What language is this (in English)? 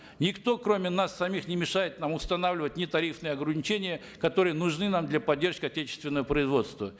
Kazakh